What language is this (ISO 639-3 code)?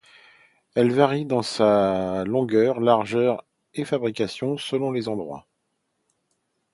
fra